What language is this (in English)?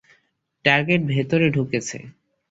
Bangla